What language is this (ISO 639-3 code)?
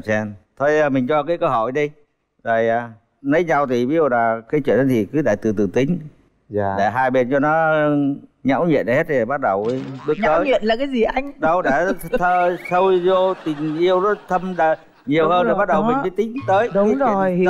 vie